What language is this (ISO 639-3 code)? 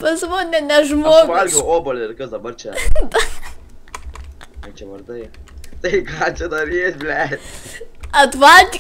lit